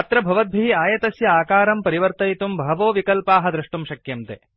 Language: Sanskrit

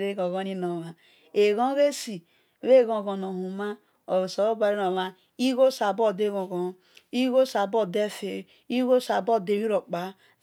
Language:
Esan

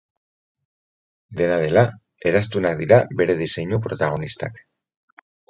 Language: Basque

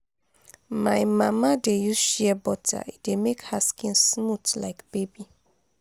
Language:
Nigerian Pidgin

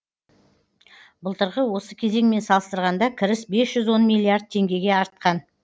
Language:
Kazakh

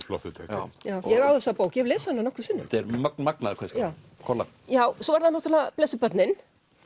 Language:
Icelandic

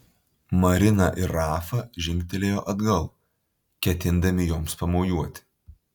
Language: Lithuanian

